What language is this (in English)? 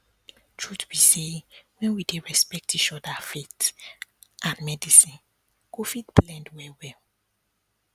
Nigerian Pidgin